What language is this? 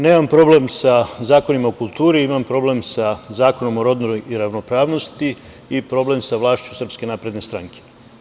Serbian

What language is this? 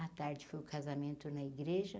Portuguese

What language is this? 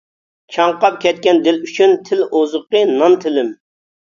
Uyghur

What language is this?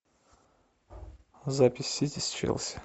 Russian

